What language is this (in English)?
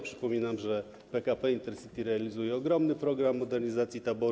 Polish